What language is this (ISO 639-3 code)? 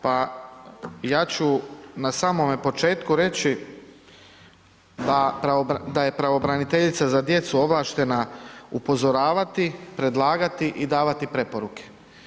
hrv